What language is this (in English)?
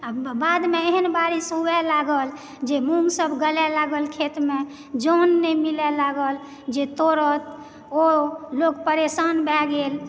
Maithili